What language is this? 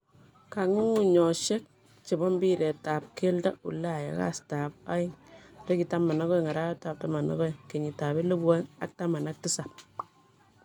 Kalenjin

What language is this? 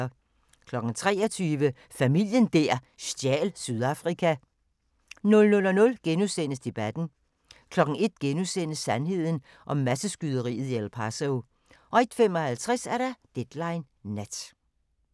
Danish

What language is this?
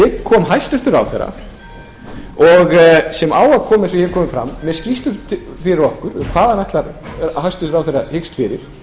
Icelandic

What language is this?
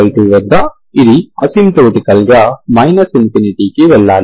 Telugu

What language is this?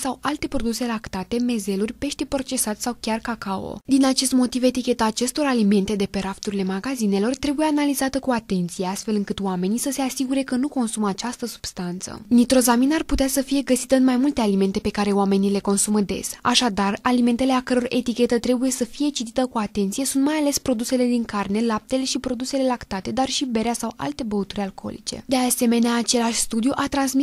Romanian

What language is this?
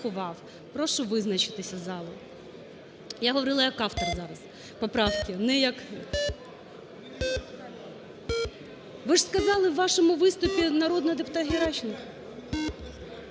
Ukrainian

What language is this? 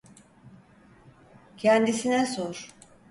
Turkish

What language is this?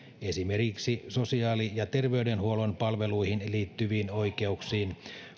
Finnish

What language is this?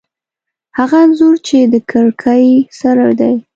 Pashto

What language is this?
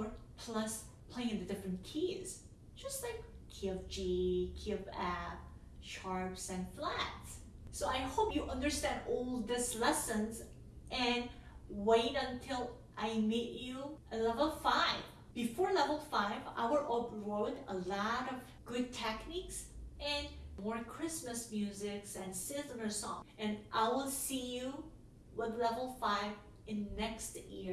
English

